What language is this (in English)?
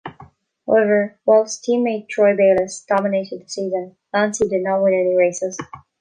English